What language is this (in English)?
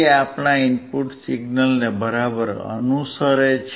Gujarati